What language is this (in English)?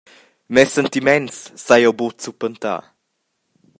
Romansh